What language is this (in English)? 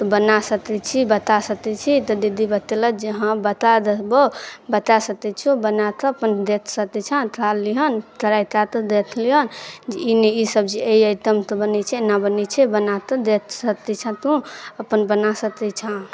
Maithili